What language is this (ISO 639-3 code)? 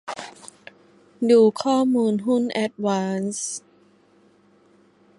tha